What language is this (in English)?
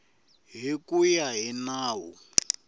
Tsonga